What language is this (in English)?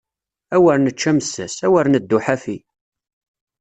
Kabyle